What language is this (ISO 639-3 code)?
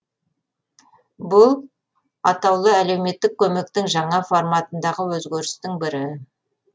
kaz